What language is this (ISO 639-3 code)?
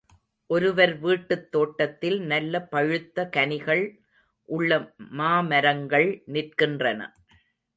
tam